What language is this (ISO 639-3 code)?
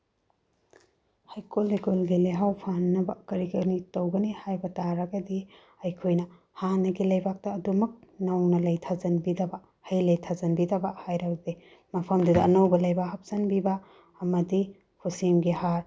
mni